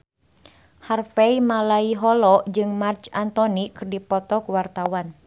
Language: Sundanese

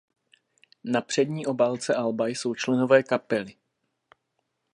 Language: Czech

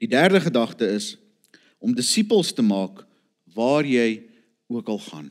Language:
Dutch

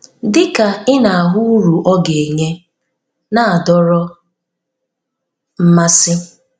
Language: Igbo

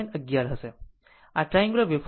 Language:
Gujarati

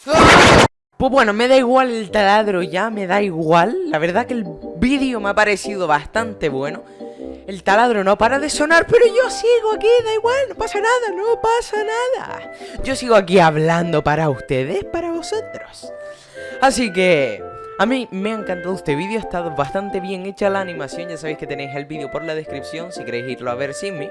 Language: Spanish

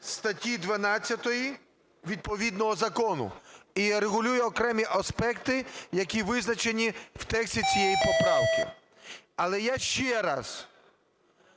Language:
Ukrainian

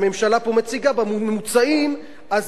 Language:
Hebrew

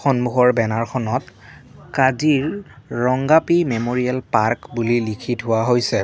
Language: Assamese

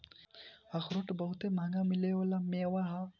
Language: Bhojpuri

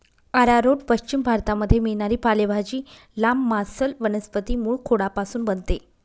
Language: Marathi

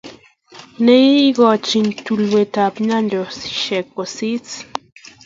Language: Kalenjin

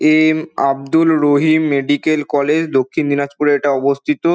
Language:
Bangla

